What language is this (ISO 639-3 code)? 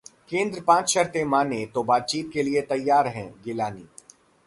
hin